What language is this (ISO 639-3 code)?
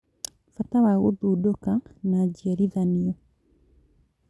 kik